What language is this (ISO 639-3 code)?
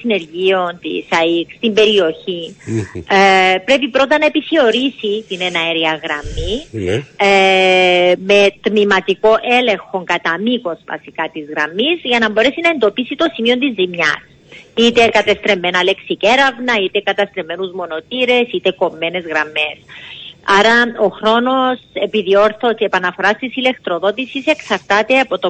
ell